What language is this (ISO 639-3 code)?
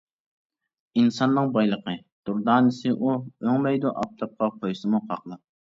uig